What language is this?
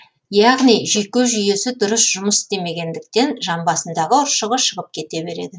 Kazakh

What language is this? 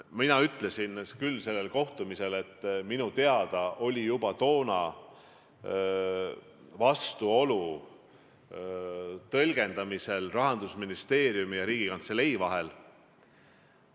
Estonian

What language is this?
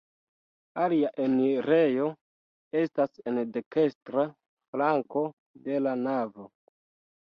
Esperanto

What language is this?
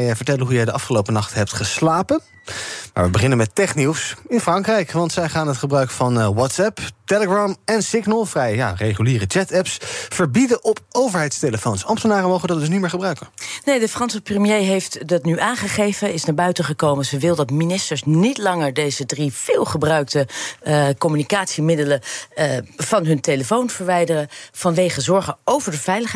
Dutch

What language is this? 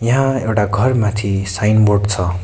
Nepali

